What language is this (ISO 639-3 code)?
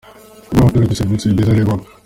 kin